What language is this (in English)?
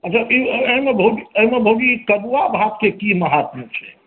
Maithili